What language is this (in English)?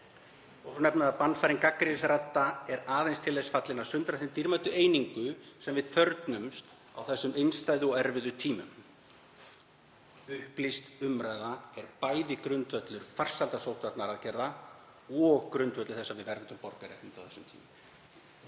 Icelandic